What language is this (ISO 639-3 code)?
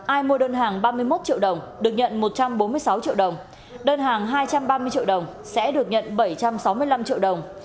vie